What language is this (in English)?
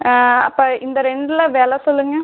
Tamil